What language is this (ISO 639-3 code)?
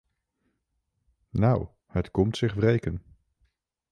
nld